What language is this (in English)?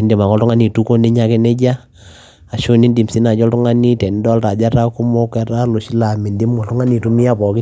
Masai